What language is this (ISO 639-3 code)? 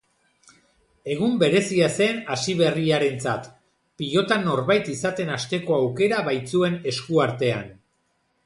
eus